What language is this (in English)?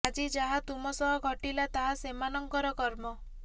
Odia